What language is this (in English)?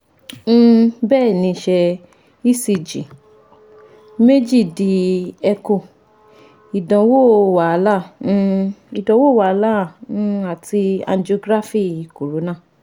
Yoruba